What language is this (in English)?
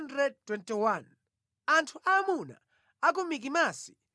Nyanja